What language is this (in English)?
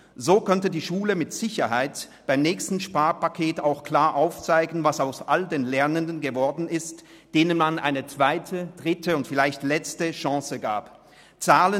Swiss German